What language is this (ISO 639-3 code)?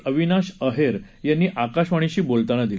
mar